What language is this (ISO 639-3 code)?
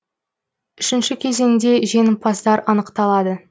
kaz